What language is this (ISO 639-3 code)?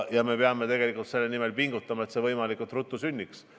est